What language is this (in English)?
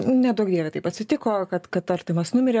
Lithuanian